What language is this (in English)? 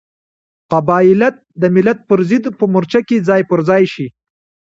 Pashto